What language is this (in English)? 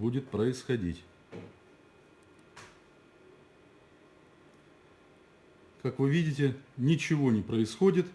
Russian